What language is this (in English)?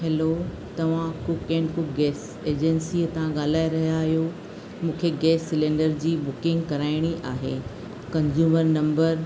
Sindhi